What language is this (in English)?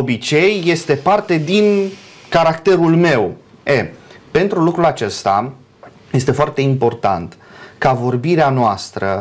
Romanian